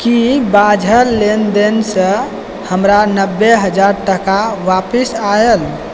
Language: Maithili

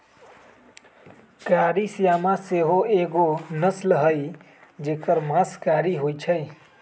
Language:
Magahi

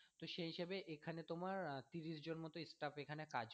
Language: Bangla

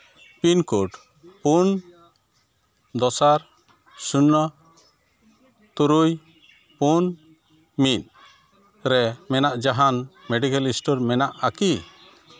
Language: Santali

